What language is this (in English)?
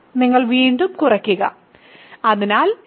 Malayalam